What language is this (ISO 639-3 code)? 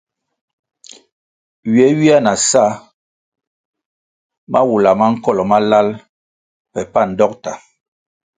nmg